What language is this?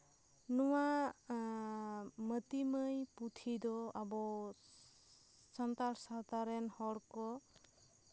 Santali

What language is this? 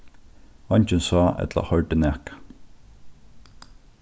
Faroese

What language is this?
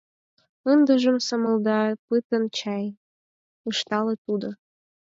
Mari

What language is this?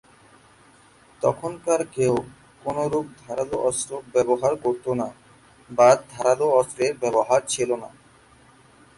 Bangla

